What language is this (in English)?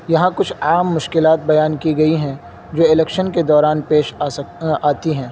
Urdu